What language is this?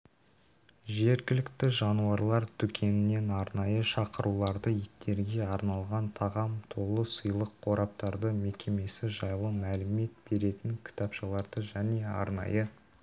Kazakh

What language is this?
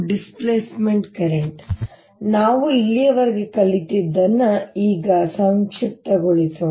Kannada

